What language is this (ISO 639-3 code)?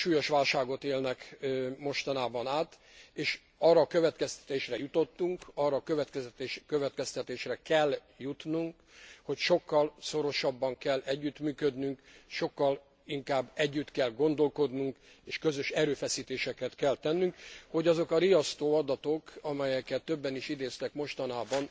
hun